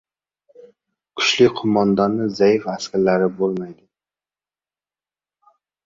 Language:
Uzbek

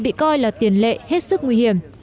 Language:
Vietnamese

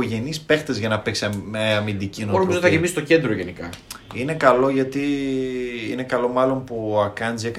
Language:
Greek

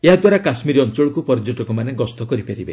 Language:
Odia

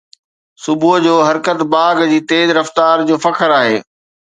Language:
Sindhi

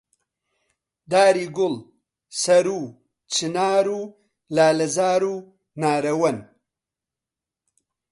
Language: Central Kurdish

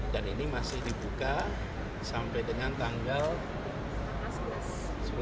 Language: Indonesian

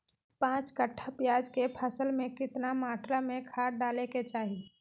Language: Magahi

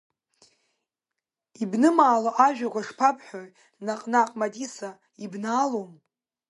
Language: Abkhazian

